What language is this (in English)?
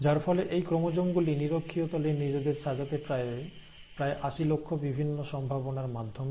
Bangla